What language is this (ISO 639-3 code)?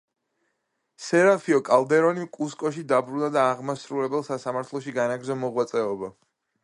kat